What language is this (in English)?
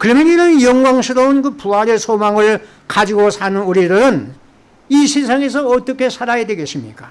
Korean